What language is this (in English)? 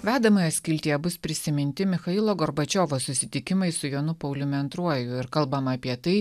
Lithuanian